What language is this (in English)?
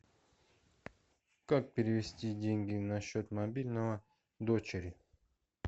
Russian